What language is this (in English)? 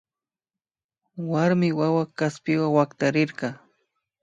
Imbabura Highland Quichua